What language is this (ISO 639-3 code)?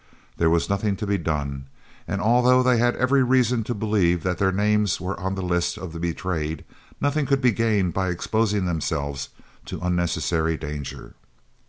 eng